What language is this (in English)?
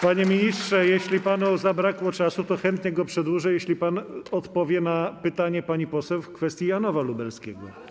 Polish